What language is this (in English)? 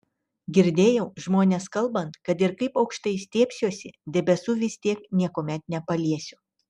Lithuanian